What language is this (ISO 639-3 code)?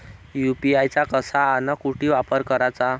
mar